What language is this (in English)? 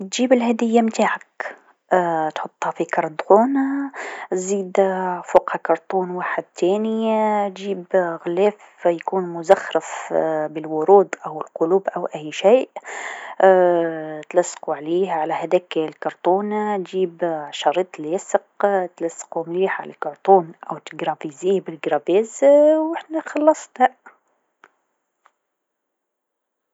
Tunisian Arabic